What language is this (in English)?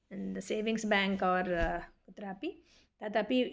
Sanskrit